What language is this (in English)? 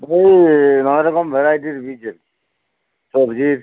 Bangla